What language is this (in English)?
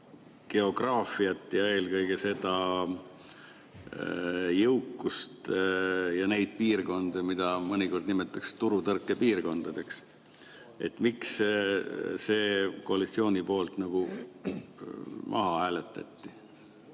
Estonian